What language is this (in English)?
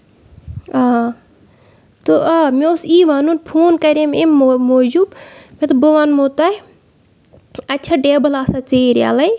Kashmiri